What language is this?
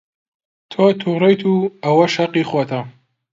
Central Kurdish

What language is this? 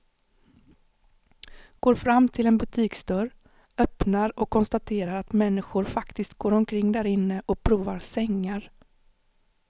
Swedish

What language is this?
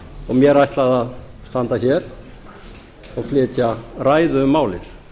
Icelandic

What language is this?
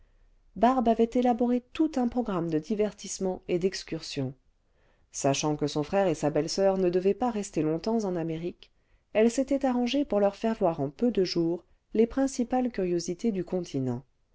French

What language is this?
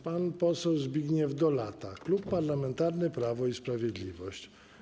Polish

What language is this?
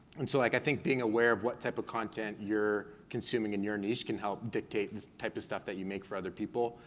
English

